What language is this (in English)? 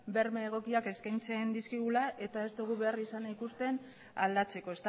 Basque